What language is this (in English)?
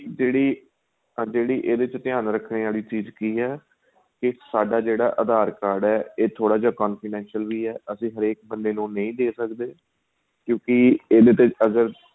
Punjabi